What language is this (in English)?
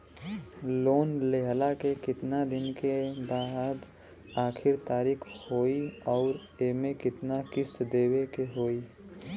Bhojpuri